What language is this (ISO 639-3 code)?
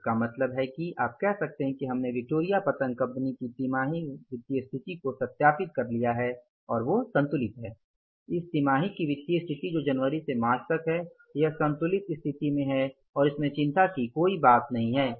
hin